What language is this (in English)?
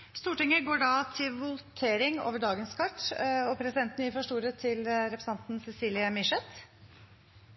Norwegian Nynorsk